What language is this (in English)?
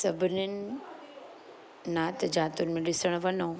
Sindhi